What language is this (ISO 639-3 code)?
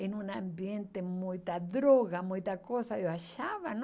por